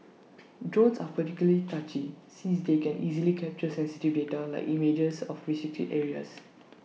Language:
English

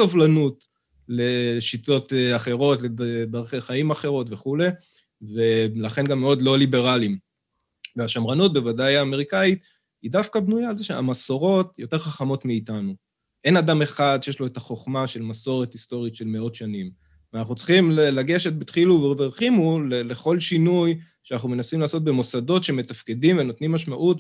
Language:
Hebrew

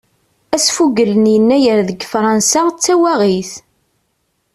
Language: Kabyle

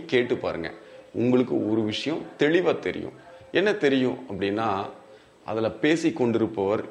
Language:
Tamil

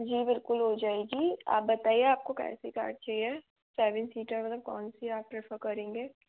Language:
Hindi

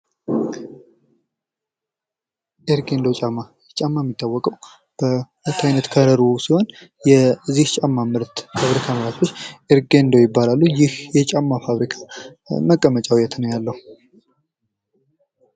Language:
Amharic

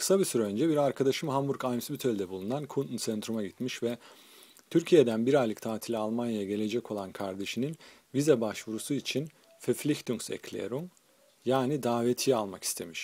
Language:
Turkish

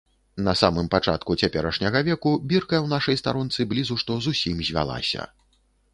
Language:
Belarusian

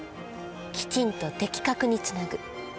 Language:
Japanese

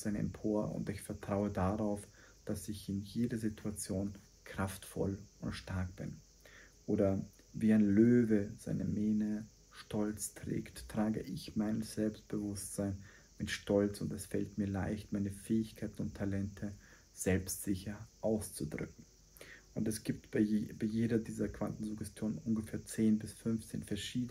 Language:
German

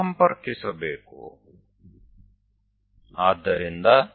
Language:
Gujarati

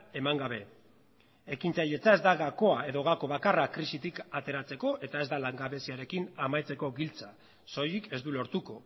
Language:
Basque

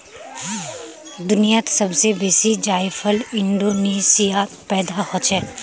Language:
Magahi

